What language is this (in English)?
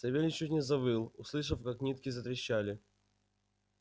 Russian